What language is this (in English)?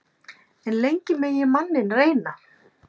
Icelandic